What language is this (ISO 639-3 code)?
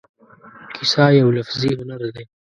pus